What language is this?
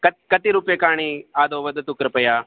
Sanskrit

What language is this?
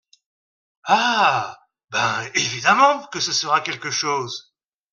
French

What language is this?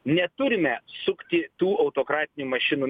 Lithuanian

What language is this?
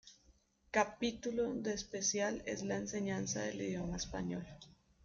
Spanish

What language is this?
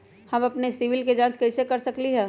Magahi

